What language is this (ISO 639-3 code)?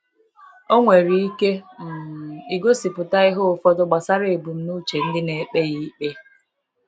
ibo